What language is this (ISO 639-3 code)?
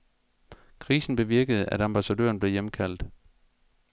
dan